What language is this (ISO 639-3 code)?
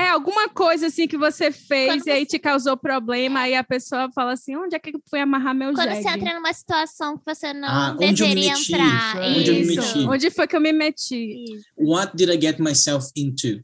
por